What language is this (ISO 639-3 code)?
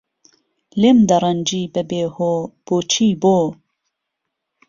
ckb